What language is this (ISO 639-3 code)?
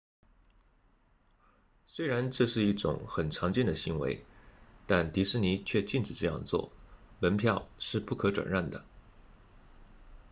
zho